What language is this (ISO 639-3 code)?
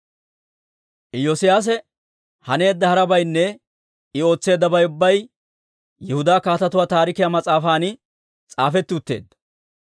dwr